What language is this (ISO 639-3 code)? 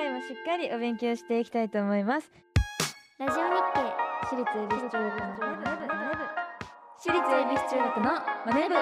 jpn